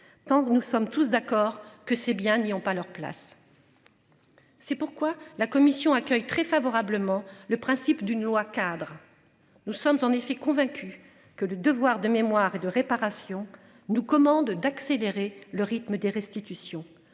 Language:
French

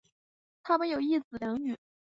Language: Chinese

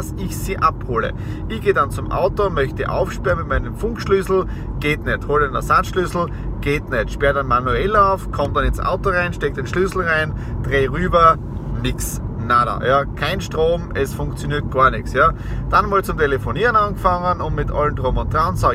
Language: German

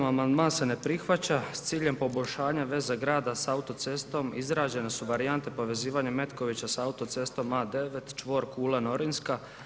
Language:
Croatian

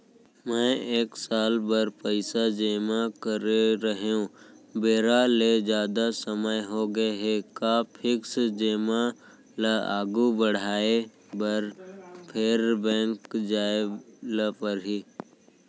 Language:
Chhattisgarhi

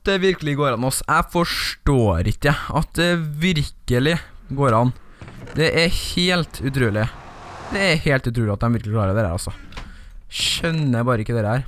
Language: Norwegian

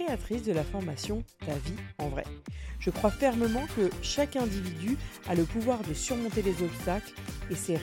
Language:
French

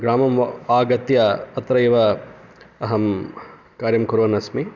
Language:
Sanskrit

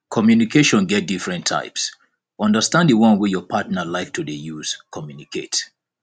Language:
Nigerian Pidgin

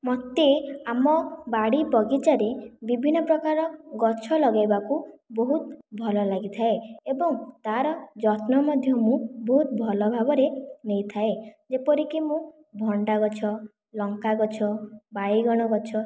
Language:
Odia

